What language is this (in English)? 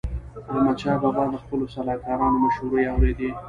Pashto